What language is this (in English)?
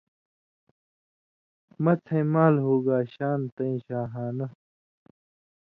Indus Kohistani